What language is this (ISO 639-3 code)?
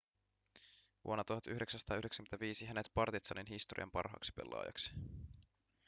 fin